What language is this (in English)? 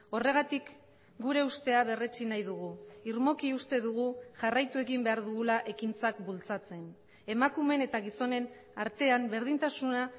Basque